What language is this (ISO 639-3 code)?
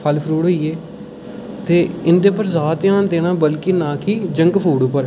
doi